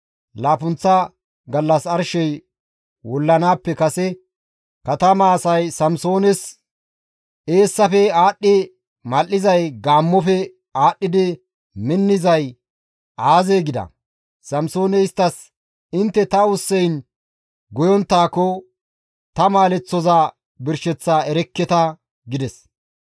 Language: Gamo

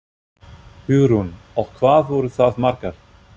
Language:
Icelandic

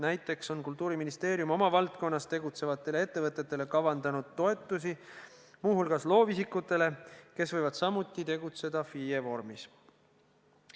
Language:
Estonian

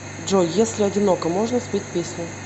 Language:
Russian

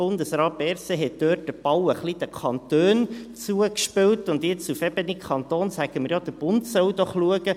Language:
Swiss German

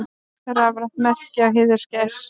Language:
Icelandic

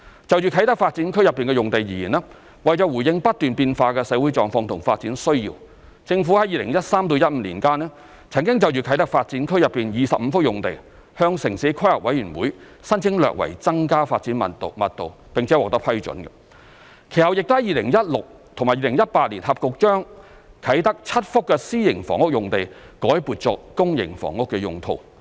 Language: Cantonese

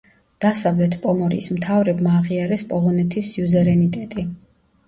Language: Georgian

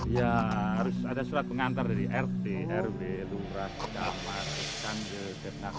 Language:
Indonesian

